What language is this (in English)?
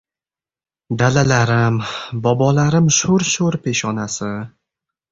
Uzbek